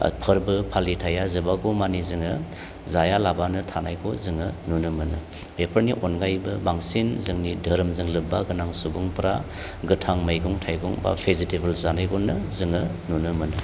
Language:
Bodo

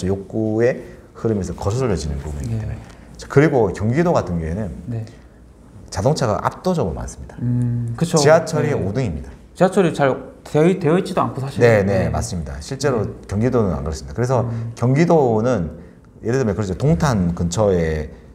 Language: Korean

